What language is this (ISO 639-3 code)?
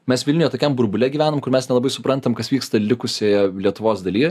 lit